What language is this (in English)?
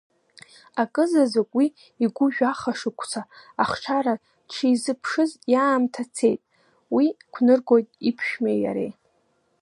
Abkhazian